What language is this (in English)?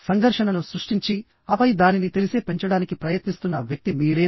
Telugu